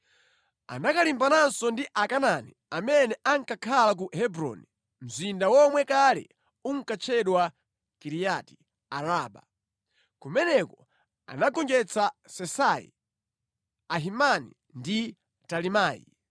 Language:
Nyanja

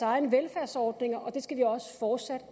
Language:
Danish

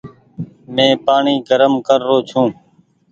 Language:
Goaria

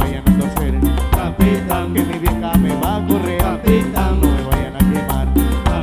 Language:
Spanish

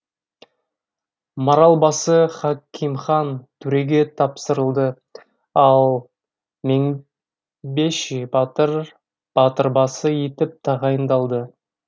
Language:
Kazakh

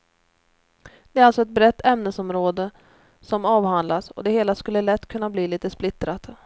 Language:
Swedish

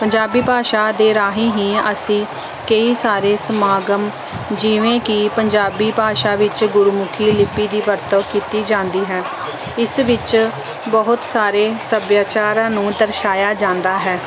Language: Punjabi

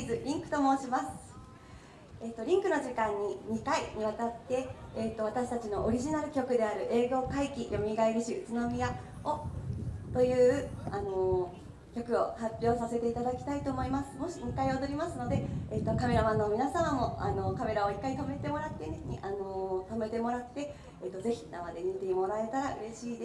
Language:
Japanese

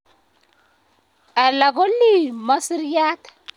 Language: Kalenjin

